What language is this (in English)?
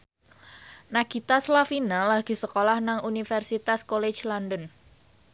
Javanese